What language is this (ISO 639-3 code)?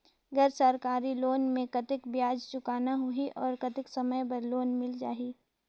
hne